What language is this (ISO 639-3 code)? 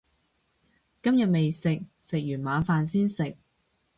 yue